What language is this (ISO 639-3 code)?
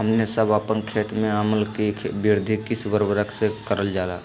mag